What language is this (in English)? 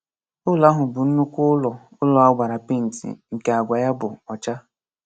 Igbo